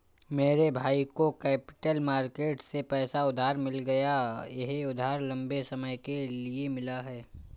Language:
Hindi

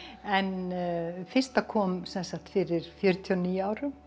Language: Icelandic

